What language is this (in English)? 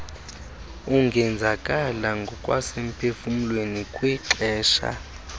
Xhosa